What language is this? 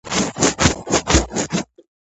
Georgian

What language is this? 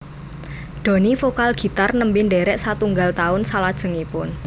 Javanese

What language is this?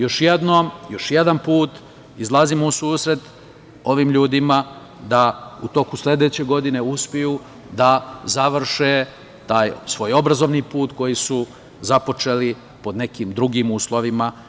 Serbian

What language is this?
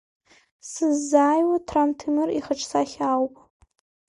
Abkhazian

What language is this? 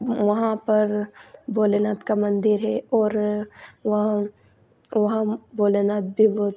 Hindi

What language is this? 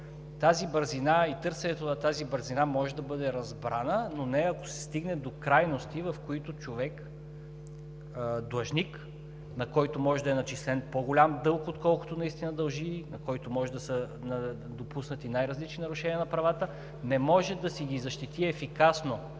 Bulgarian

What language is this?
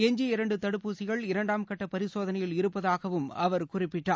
Tamil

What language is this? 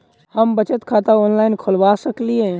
Maithili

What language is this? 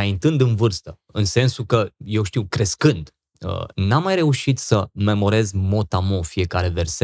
Romanian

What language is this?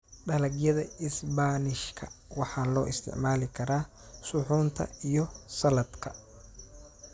Somali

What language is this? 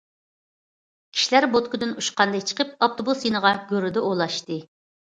Uyghur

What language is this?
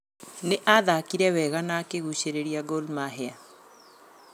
Kikuyu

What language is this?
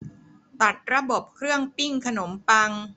Thai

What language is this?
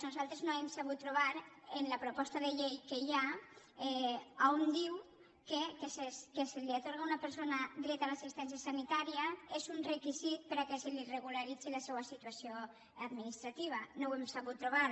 Catalan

